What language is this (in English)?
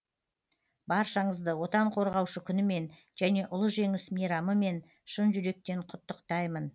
Kazakh